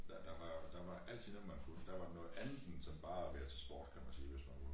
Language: Danish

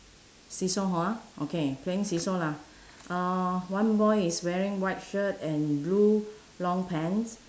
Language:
English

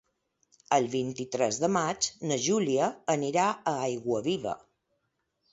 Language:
Catalan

